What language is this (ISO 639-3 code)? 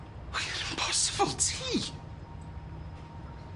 cym